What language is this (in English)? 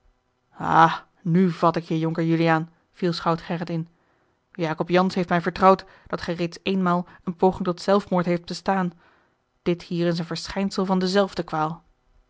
Dutch